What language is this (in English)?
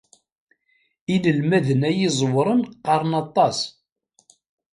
Kabyle